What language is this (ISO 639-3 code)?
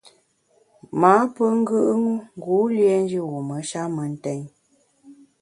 bax